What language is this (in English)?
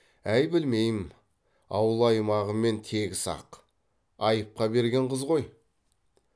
Kazakh